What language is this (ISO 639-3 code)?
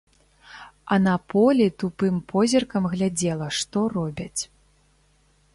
bel